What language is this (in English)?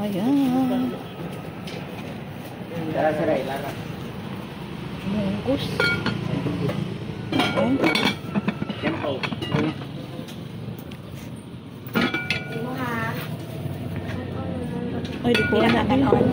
Filipino